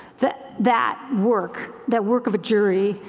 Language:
English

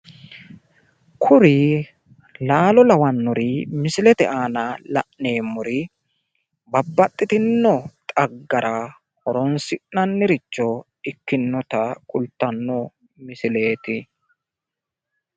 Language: Sidamo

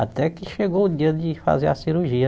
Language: Portuguese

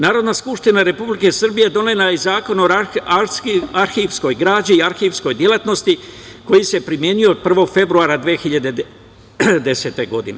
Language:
Serbian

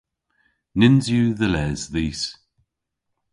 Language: Cornish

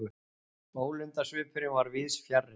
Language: Icelandic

